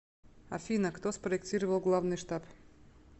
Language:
Russian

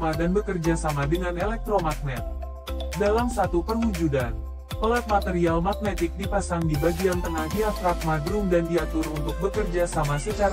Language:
Indonesian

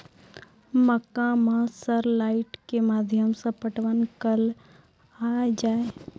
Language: Maithili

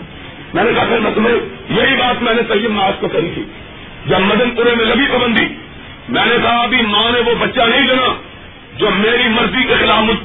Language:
Urdu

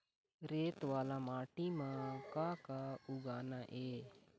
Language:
Chhattisgarhi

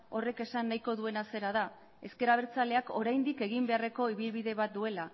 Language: Basque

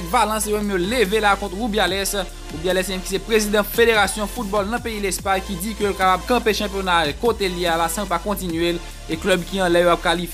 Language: French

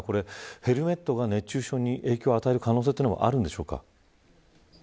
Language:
Japanese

